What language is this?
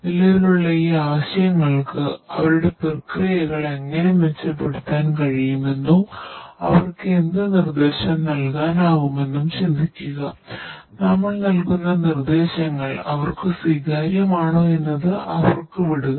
Malayalam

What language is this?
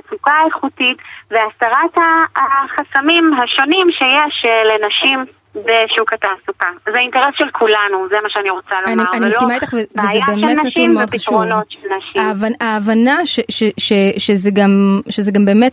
Hebrew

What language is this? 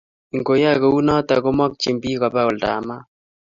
Kalenjin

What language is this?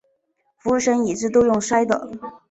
Chinese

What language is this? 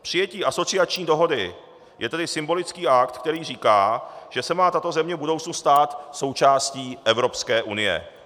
Czech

